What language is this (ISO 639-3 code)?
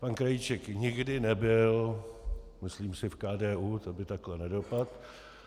ces